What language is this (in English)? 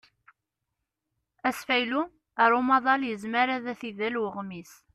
Kabyle